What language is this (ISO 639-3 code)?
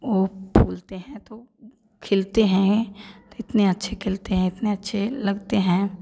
hin